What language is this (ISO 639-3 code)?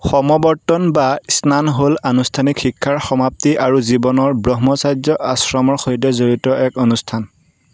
asm